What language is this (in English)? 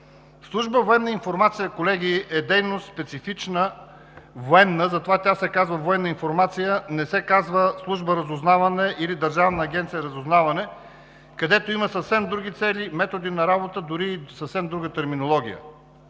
Bulgarian